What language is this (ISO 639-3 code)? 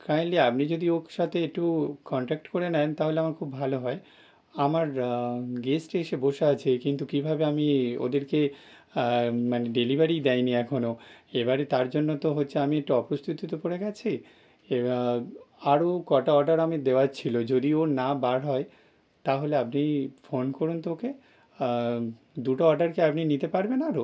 ben